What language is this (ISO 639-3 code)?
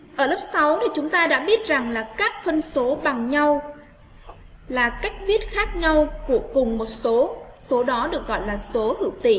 vie